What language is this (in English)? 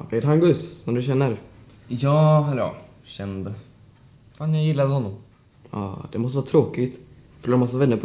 Swedish